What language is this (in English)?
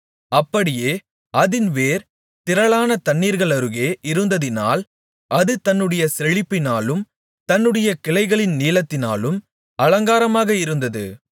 Tamil